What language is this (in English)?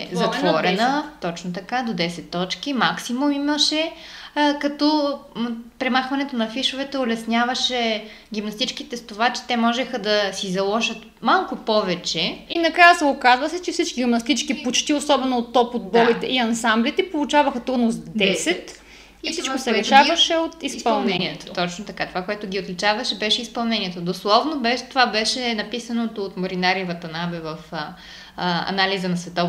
Bulgarian